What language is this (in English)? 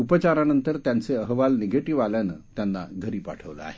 Marathi